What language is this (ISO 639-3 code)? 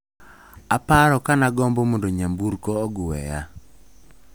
luo